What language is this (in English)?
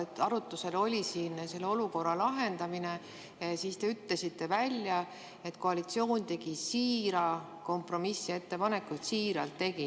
Estonian